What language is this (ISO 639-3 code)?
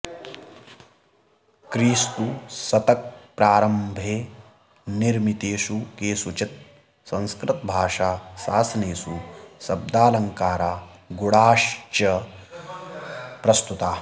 san